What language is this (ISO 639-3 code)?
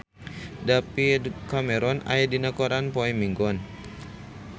sun